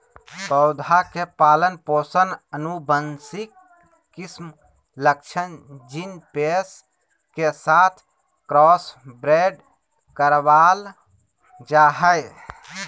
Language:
Magahi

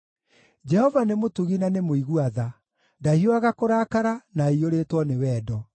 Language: Kikuyu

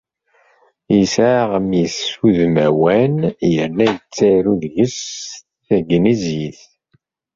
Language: Kabyle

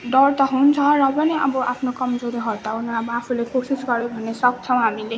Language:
Nepali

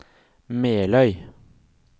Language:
Norwegian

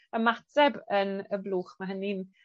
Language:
Welsh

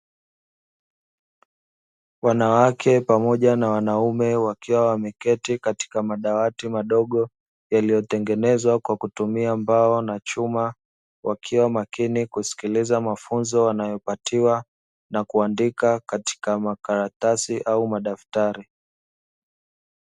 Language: Swahili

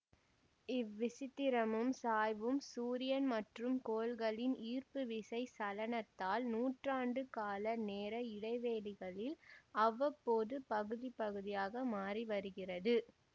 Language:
Tamil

